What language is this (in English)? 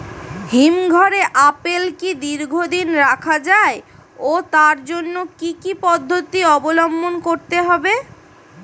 Bangla